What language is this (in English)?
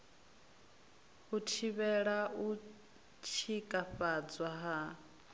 Venda